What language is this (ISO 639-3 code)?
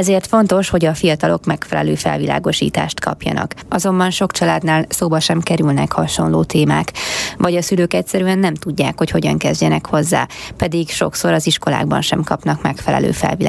hun